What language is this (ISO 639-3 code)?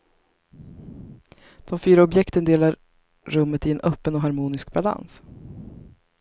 swe